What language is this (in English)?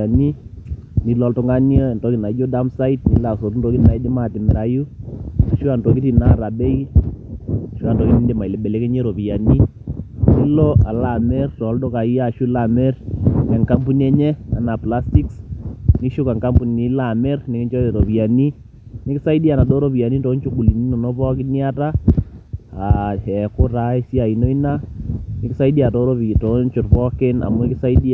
Masai